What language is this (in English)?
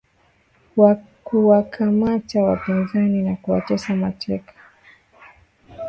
Swahili